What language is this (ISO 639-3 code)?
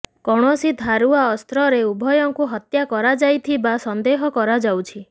ori